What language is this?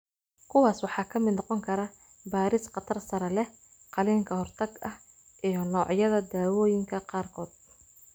Somali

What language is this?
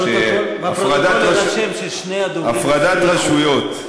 Hebrew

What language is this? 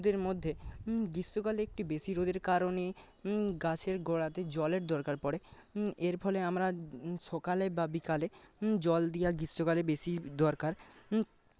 Bangla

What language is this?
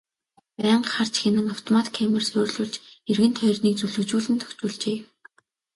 Mongolian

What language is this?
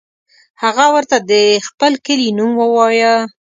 Pashto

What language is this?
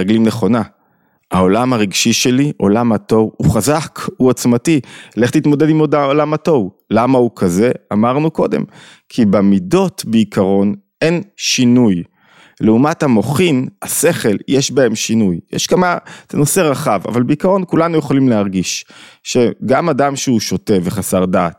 Hebrew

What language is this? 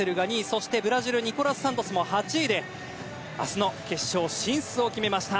Japanese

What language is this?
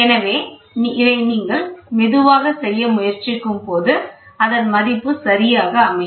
Tamil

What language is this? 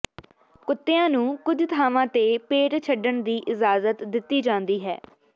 Punjabi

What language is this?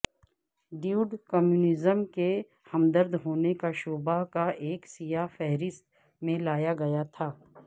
Urdu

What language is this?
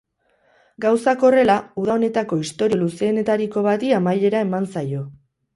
Basque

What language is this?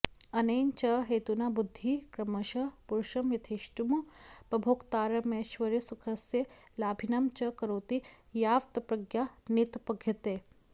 Sanskrit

